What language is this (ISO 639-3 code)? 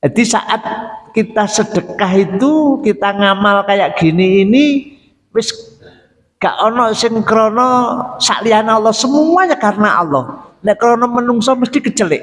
ind